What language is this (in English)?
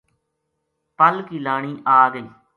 Gujari